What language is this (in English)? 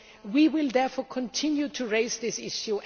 English